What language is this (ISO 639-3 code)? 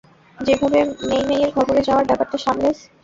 ben